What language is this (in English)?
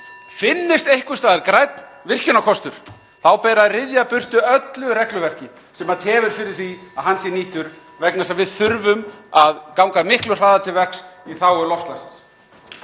Icelandic